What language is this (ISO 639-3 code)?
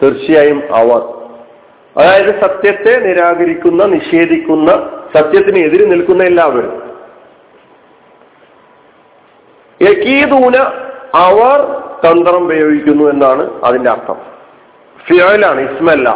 mal